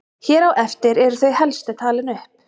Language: Icelandic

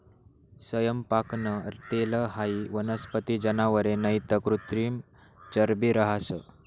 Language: Marathi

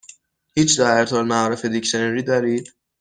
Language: Persian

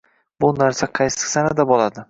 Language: Uzbek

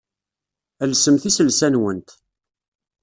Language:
Kabyle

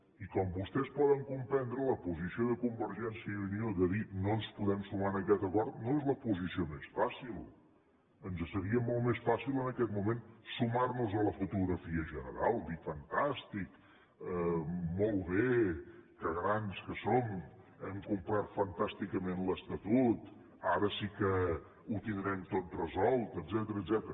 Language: Catalan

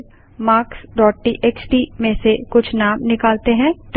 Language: Hindi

